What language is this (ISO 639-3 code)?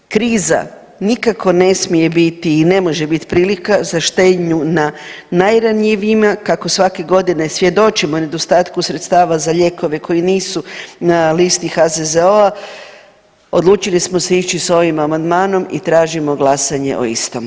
hrv